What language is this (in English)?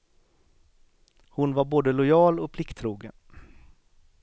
Swedish